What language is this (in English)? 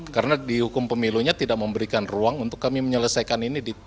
Indonesian